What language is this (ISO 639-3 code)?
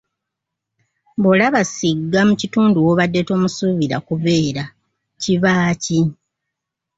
lug